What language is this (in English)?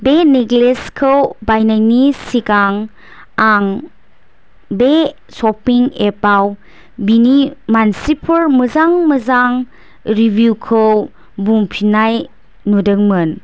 Bodo